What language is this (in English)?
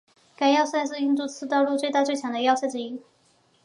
Chinese